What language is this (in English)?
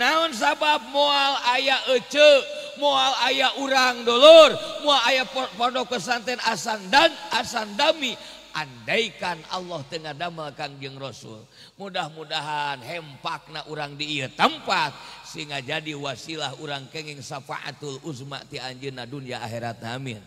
Indonesian